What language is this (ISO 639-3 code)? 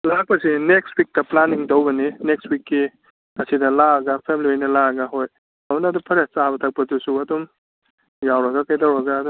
mni